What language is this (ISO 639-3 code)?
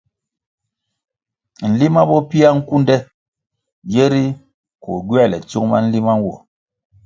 nmg